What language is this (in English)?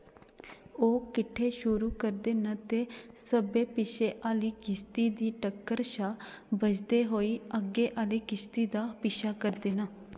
Dogri